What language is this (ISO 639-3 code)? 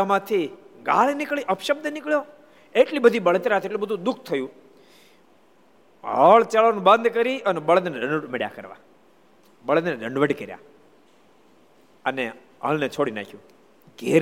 guj